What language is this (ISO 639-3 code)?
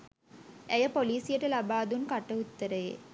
sin